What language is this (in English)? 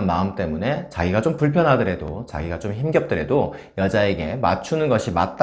Korean